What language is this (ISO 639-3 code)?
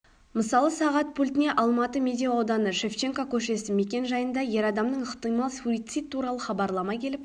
kaz